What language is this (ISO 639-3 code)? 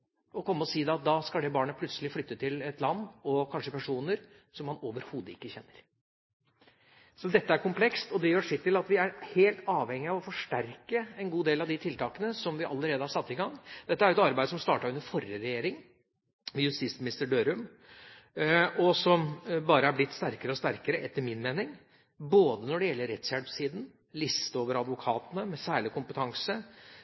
nob